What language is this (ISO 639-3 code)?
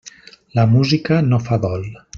cat